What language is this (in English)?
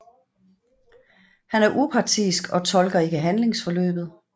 Danish